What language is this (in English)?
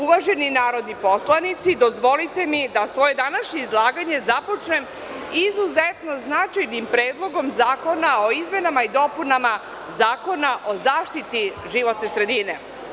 Serbian